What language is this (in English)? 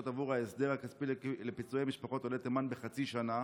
Hebrew